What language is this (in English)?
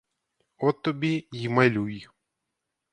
Ukrainian